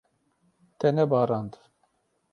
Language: Kurdish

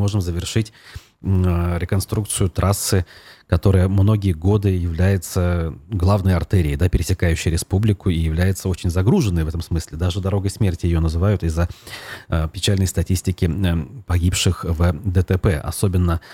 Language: Russian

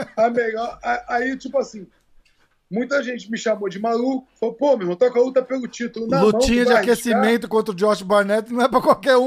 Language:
Portuguese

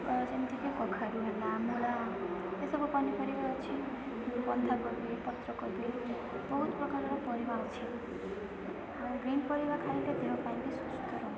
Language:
Odia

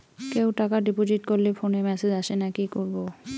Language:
Bangla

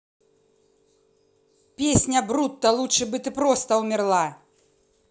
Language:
Russian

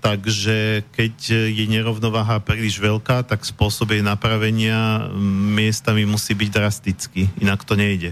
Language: Slovak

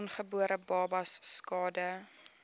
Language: Afrikaans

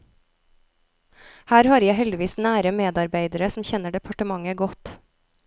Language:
Norwegian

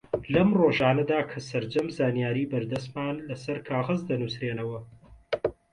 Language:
Central Kurdish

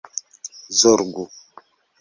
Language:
Esperanto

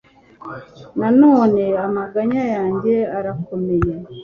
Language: Kinyarwanda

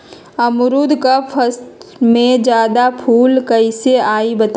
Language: Magahi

